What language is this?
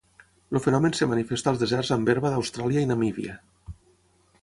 Catalan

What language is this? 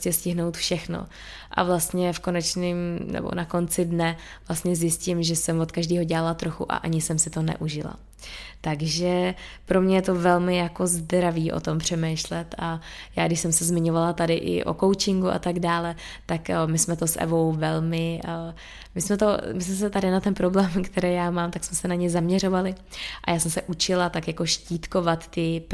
Czech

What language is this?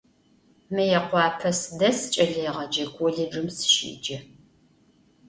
Adyghe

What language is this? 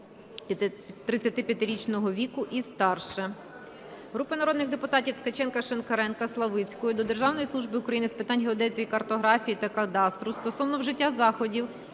Ukrainian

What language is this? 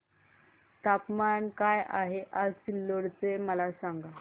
Marathi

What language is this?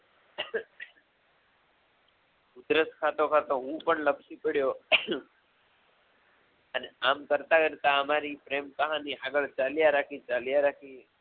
Gujarati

